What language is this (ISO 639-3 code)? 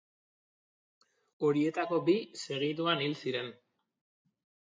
eus